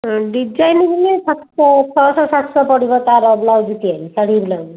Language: Odia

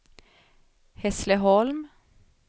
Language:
Swedish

